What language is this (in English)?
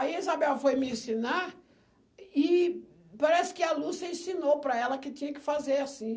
Portuguese